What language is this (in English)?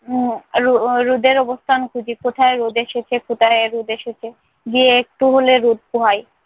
Bangla